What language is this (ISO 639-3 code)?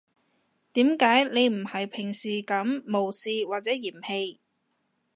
yue